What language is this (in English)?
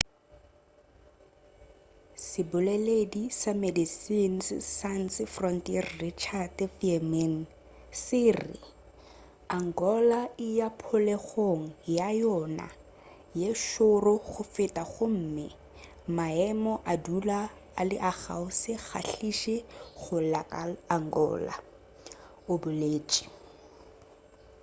Northern Sotho